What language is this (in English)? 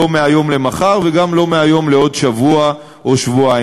Hebrew